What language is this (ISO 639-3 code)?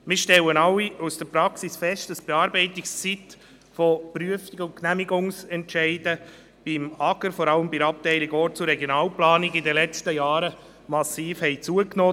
gsw